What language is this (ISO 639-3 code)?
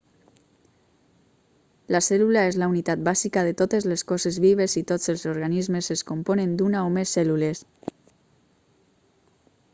cat